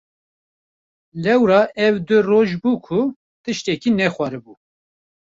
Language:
Kurdish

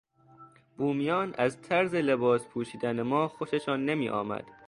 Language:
Persian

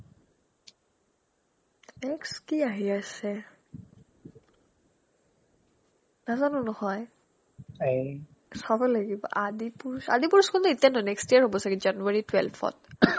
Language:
Assamese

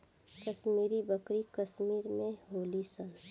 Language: Bhojpuri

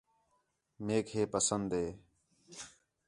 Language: Khetrani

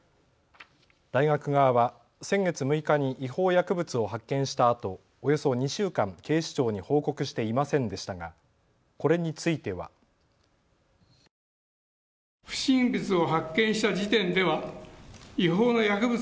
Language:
Japanese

